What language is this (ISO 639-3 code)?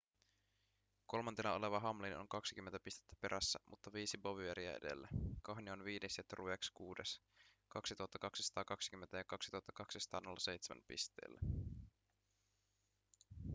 fin